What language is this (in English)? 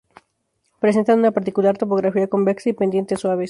Spanish